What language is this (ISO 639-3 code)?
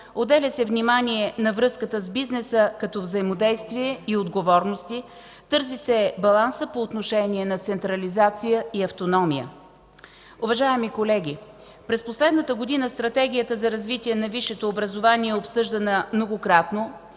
bul